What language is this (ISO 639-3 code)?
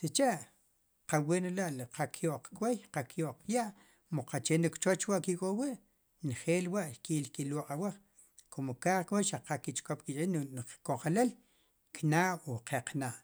qum